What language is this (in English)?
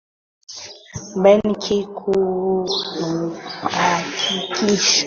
Swahili